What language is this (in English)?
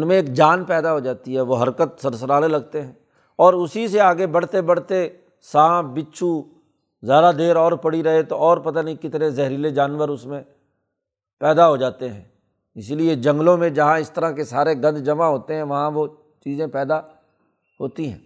Urdu